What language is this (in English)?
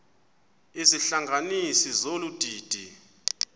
Xhosa